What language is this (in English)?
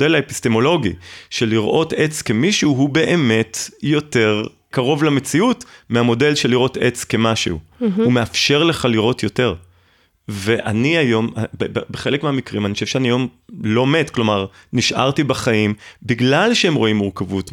Hebrew